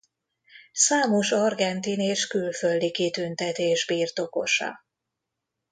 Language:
Hungarian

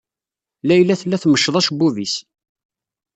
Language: Kabyle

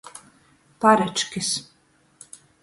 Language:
Latgalian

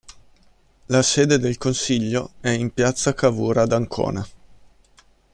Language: Italian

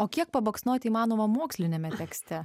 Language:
Lithuanian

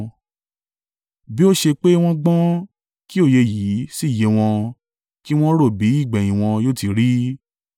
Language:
Yoruba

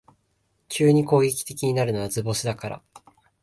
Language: Japanese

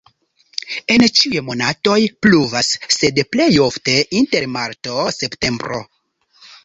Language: Esperanto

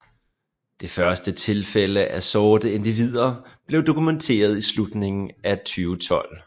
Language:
Danish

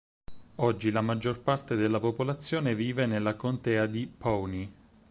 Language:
Italian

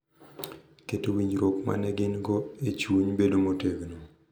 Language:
Luo (Kenya and Tanzania)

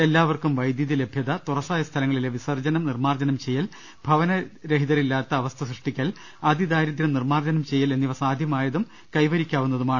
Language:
Malayalam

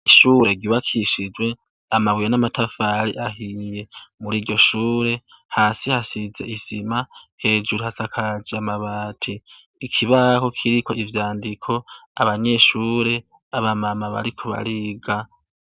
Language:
Rundi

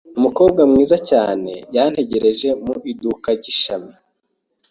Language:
Kinyarwanda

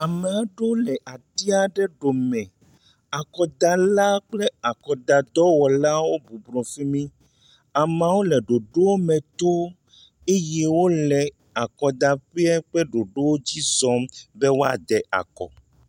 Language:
Ewe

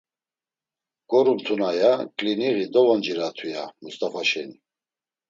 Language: Laz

